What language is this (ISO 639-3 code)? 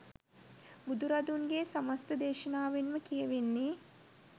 sin